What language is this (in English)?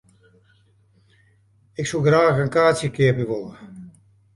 Western Frisian